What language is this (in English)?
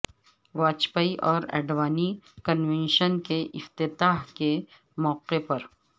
Urdu